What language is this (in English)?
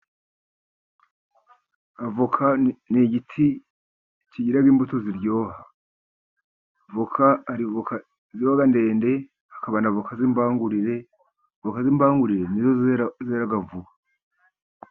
Kinyarwanda